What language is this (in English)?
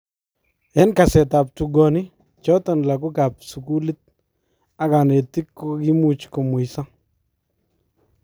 Kalenjin